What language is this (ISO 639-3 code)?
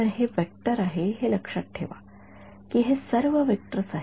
mar